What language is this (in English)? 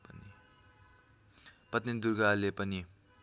Nepali